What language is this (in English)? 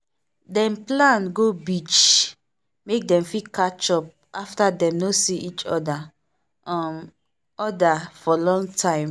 Nigerian Pidgin